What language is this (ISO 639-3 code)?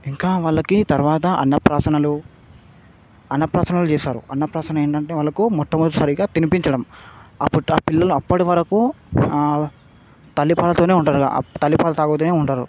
tel